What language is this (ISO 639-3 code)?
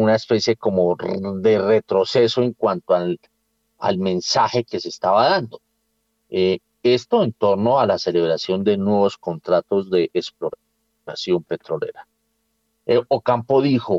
spa